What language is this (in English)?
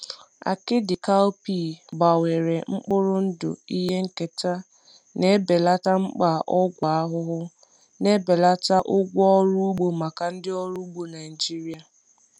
Igbo